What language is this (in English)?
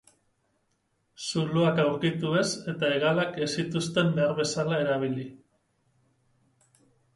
Basque